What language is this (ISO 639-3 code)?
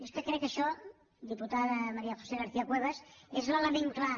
cat